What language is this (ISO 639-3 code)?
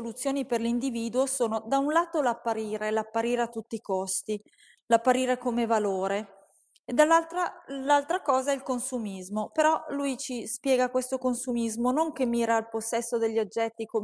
ita